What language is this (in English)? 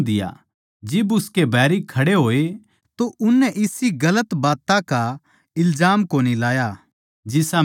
Haryanvi